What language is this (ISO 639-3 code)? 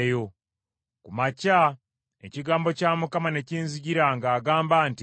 lug